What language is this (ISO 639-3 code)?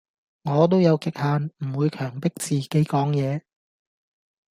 yue